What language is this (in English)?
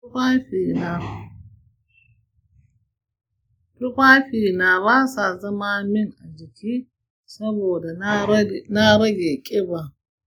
Hausa